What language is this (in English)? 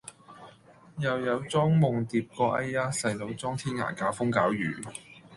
Cantonese